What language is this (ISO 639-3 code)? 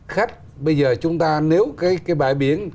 vie